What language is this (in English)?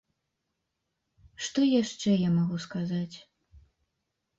Belarusian